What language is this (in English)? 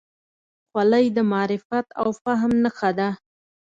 Pashto